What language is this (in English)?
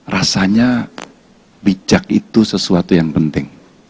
Indonesian